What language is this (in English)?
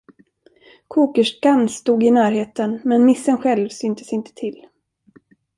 Swedish